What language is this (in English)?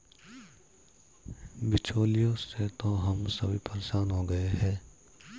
Hindi